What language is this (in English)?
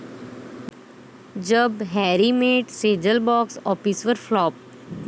Marathi